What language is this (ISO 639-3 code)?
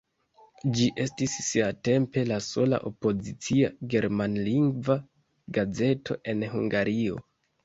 epo